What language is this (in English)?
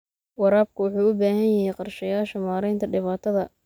Somali